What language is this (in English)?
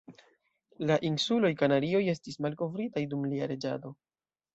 Esperanto